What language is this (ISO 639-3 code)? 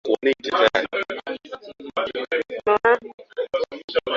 swa